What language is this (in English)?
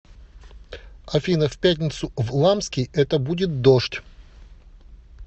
Russian